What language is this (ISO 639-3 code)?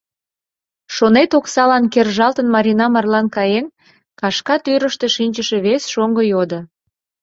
chm